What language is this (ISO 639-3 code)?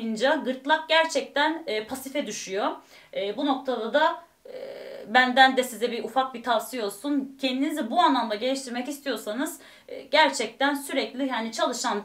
tur